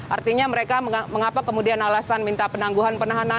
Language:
Indonesian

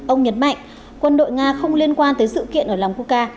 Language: Vietnamese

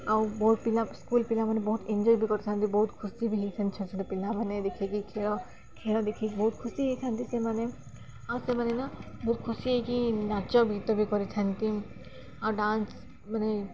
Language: Odia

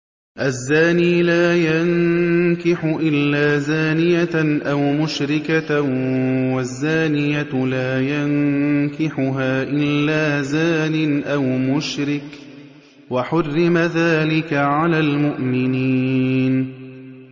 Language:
Arabic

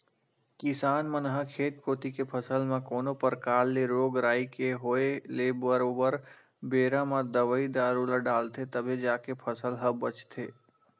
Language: Chhattisgarhi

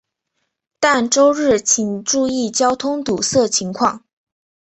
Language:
Chinese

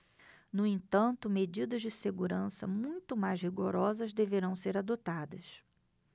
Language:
Portuguese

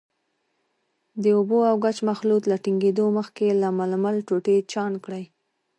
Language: Pashto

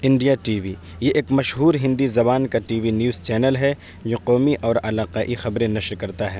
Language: Urdu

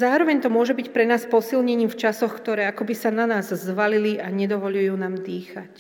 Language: Slovak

